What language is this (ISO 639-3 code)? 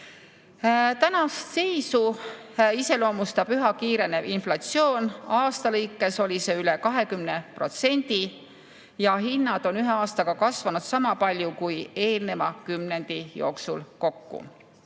est